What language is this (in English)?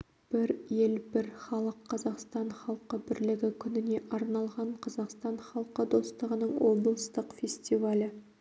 Kazakh